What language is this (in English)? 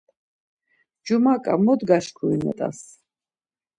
Laz